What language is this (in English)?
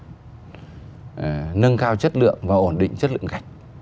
Vietnamese